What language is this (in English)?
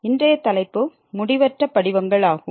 Tamil